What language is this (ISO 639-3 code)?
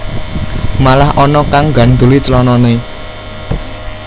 jav